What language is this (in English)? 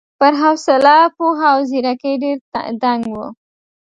Pashto